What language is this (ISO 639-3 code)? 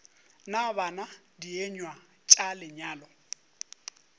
nso